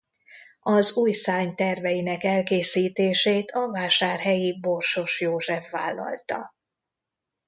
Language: Hungarian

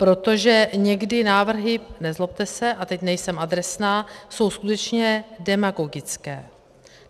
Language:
Czech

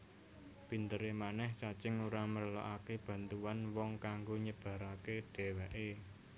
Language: Javanese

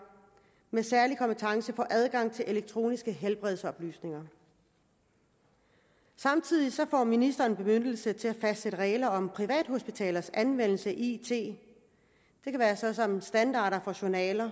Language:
Danish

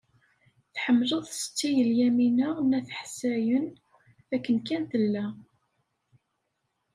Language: Kabyle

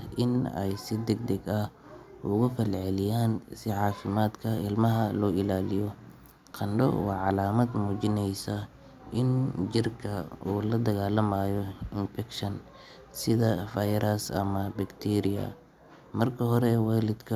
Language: Somali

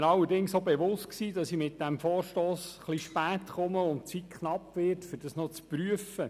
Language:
Swiss German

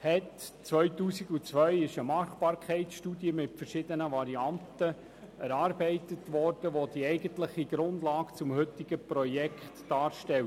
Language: Swiss German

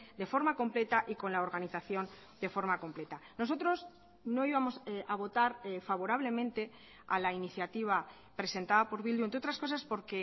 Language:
Spanish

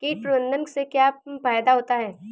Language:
Hindi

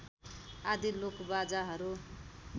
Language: Nepali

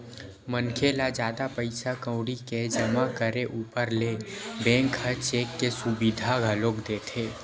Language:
Chhattisgarhi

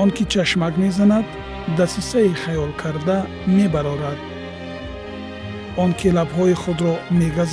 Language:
Persian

